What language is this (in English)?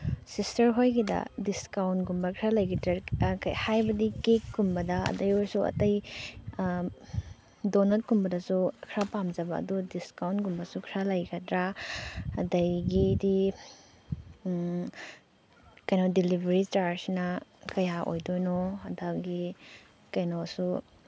Manipuri